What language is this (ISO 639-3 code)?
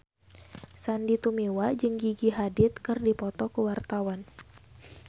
sun